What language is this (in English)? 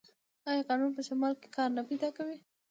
Pashto